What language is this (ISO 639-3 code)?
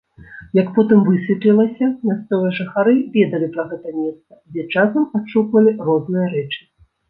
bel